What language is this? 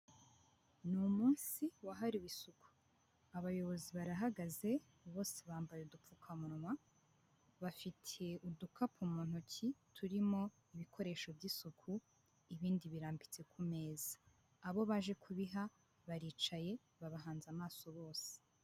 Kinyarwanda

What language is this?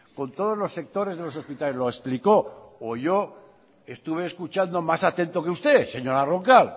Spanish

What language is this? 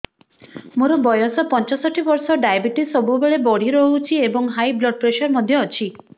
Odia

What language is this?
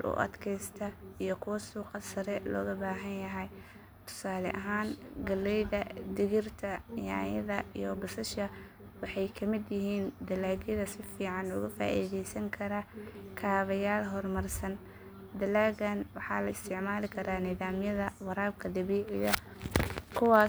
Somali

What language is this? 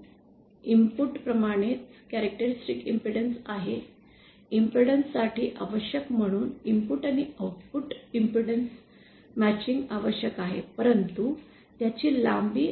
Marathi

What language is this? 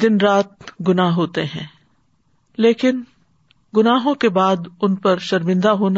Urdu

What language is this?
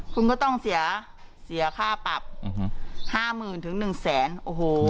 Thai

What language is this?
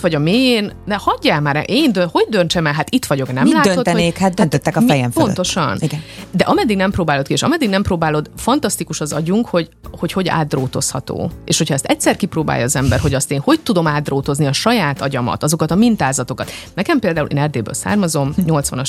Hungarian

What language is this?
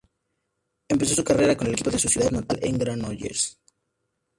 Spanish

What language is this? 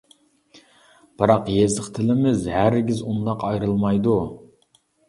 Uyghur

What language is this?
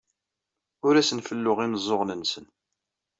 Kabyle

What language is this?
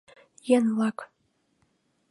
Mari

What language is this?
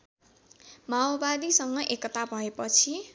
Nepali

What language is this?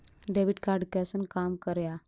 Maithili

